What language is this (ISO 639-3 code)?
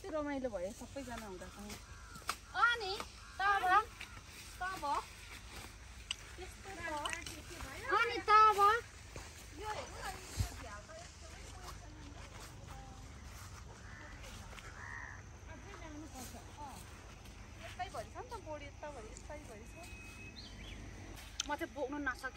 ind